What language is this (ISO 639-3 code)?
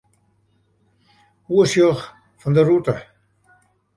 fry